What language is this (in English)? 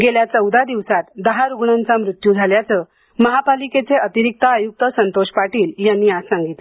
Marathi